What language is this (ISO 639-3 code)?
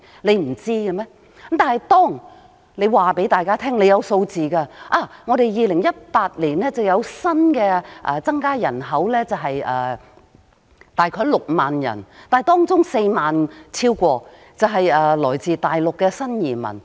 yue